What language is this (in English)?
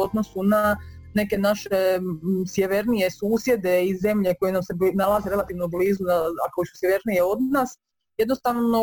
Croatian